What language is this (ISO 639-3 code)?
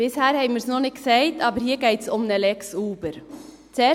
gsw